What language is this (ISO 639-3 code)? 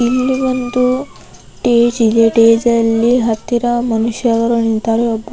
kan